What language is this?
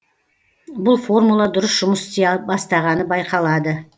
Kazakh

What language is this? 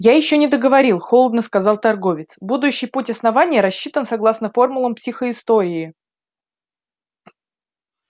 Russian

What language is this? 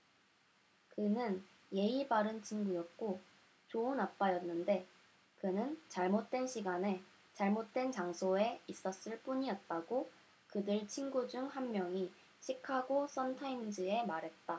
Korean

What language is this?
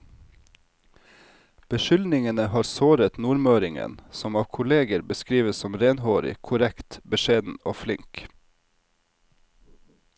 Norwegian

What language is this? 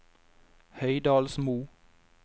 Norwegian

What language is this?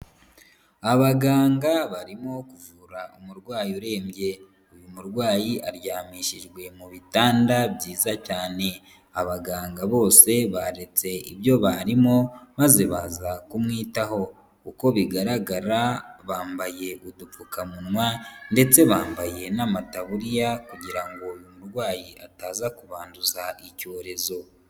Kinyarwanda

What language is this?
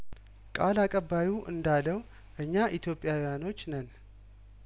Amharic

